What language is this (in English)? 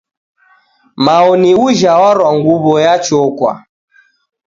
Taita